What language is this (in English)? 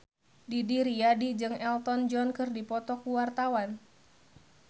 Sundanese